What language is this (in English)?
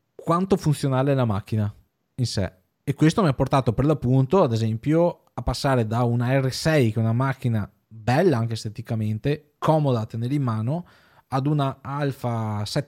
Italian